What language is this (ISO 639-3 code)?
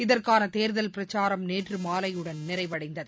tam